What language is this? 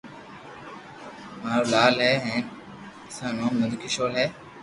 Loarki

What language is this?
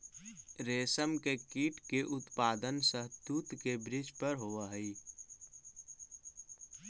Magahi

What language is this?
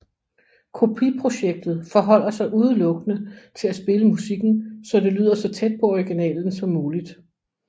Danish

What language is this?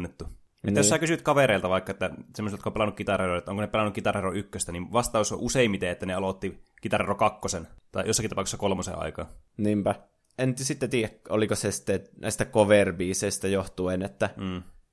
Finnish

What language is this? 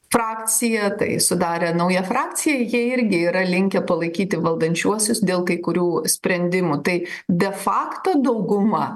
Lithuanian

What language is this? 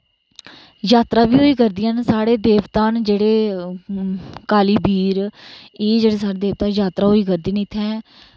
Dogri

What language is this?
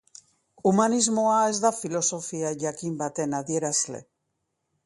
Basque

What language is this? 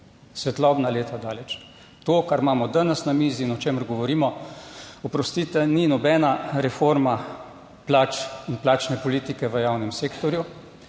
Slovenian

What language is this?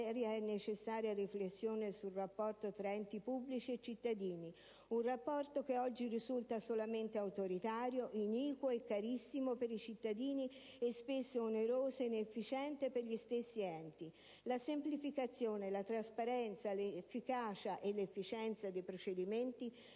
Italian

